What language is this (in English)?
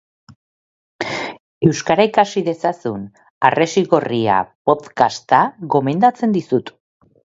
Basque